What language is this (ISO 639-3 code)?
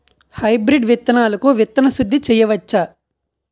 tel